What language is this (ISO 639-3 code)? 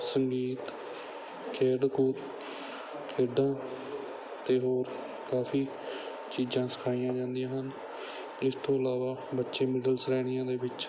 pan